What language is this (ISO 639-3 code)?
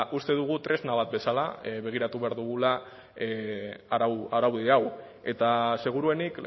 eus